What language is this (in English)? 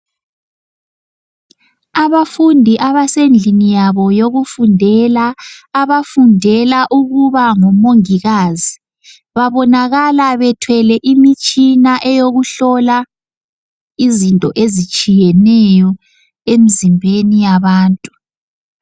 North Ndebele